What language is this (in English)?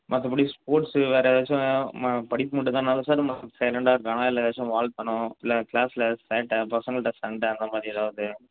Tamil